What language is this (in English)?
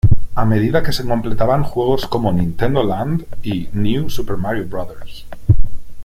Spanish